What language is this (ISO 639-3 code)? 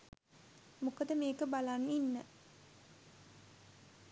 sin